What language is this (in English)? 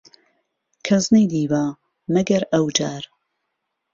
Central Kurdish